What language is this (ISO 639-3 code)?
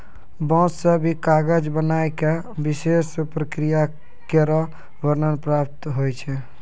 mai